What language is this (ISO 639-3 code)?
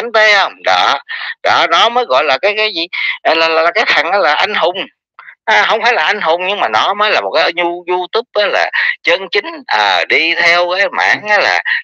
vie